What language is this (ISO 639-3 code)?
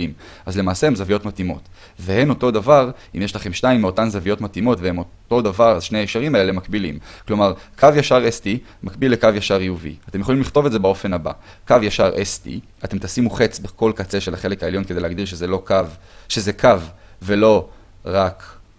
heb